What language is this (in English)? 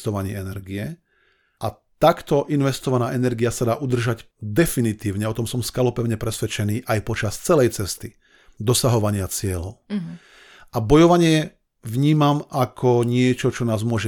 Slovak